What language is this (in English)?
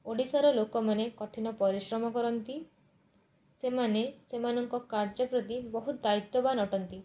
Odia